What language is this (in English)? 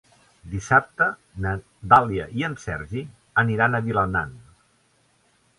Catalan